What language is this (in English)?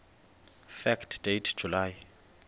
Xhosa